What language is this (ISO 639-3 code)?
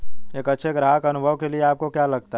hin